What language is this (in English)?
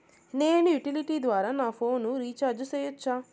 Telugu